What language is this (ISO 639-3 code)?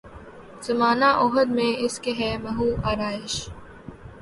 urd